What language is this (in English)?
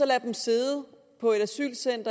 Danish